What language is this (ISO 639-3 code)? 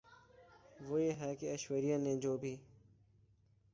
urd